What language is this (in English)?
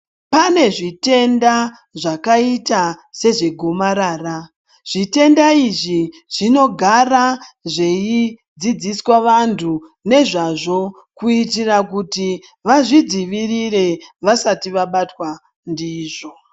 Ndau